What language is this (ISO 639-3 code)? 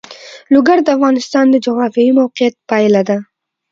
pus